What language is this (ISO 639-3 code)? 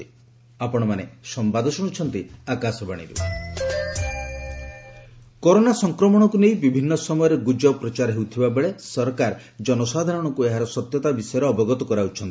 ori